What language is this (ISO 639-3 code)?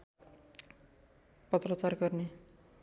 nep